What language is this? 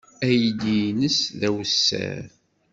Kabyle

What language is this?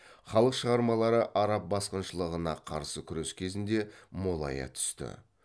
Kazakh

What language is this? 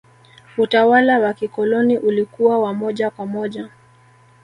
Swahili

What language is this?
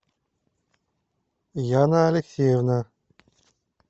Russian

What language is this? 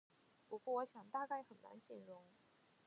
Chinese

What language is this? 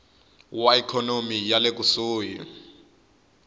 Tsonga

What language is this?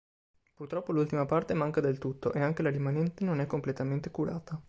Italian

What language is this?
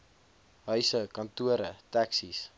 Afrikaans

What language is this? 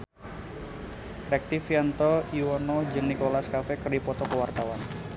Sundanese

